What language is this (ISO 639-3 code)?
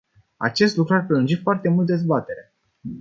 ron